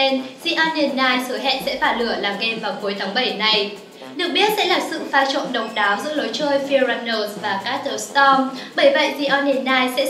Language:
Vietnamese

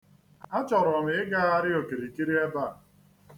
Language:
Igbo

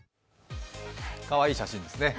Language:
Japanese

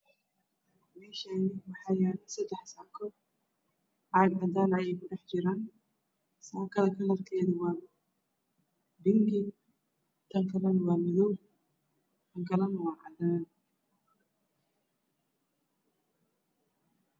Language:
Somali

